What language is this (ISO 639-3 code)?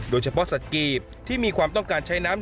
tha